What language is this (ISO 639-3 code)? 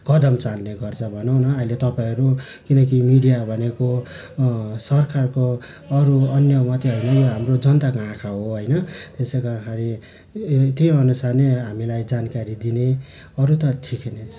nep